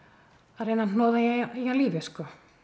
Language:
Icelandic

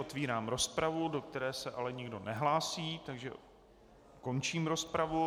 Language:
Czech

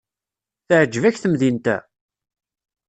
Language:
Kabyle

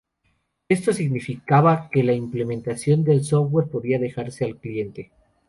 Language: Spanish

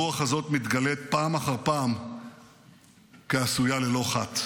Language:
Hebrew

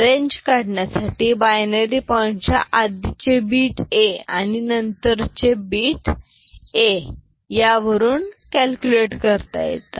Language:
Marathi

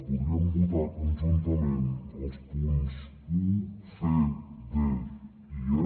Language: Catalan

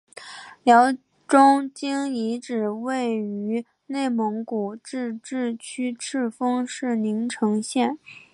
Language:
Chinese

